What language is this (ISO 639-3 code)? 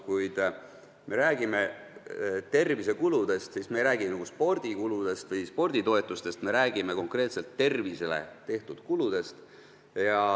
est